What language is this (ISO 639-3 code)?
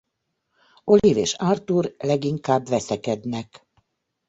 hun